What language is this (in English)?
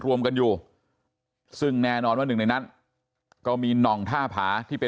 Thai